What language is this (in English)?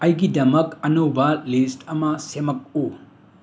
Manipuri